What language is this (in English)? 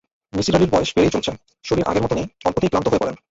Bangla